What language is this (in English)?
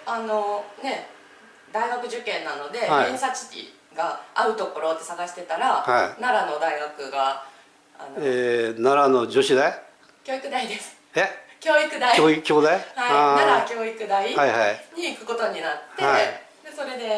Japanese